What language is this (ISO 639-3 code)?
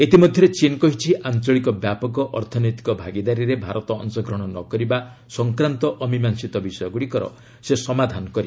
ori